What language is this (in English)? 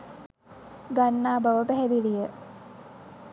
Sinhala